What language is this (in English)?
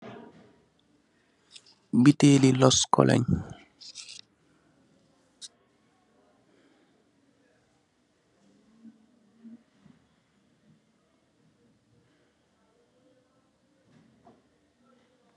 Wolof